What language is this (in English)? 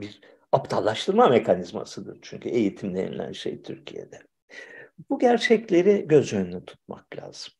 Turkish